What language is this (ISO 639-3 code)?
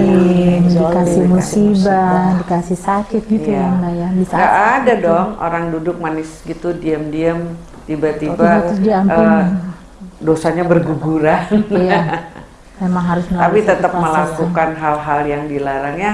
ind